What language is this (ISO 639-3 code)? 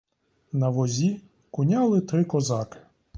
ukr